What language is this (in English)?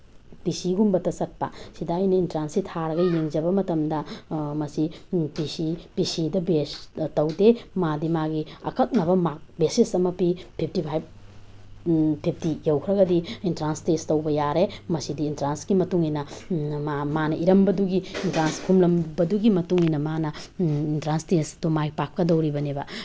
Manipuri